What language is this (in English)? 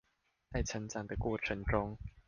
Chinese